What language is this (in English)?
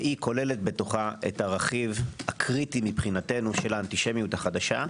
Hebrew